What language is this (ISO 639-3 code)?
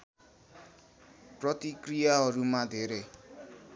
nep